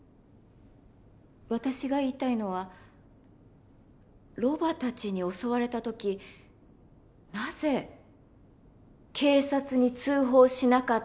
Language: Japanese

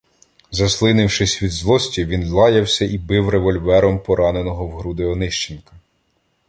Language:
Ukrainian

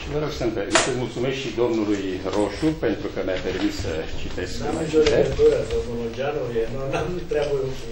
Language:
Romanian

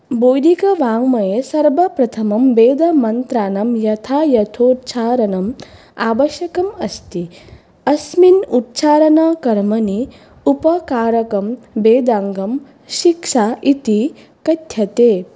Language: Sanskrit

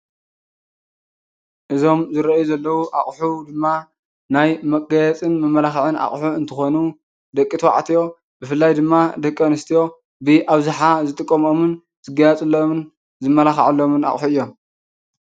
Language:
Tigrinya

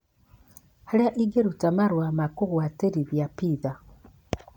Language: Kikuyu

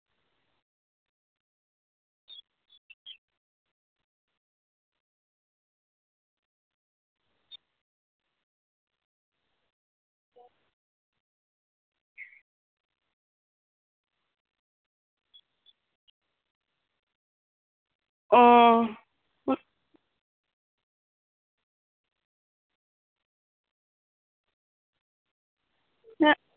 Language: Santali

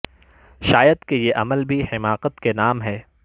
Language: Urdu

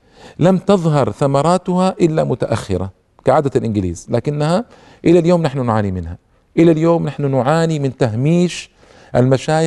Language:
Arabic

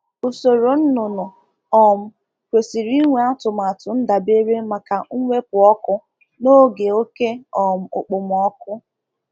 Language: Igbo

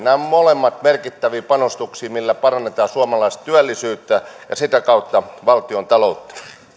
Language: Finnish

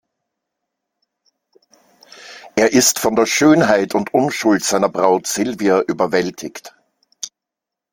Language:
German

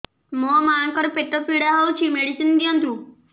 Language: Odia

